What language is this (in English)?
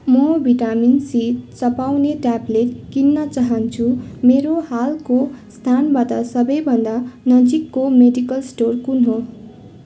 Nepali